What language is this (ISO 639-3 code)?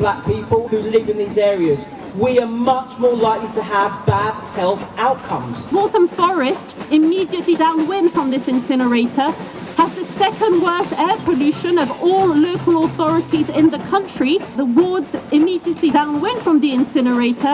eng